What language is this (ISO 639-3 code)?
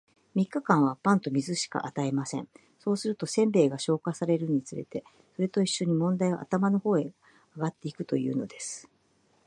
jpn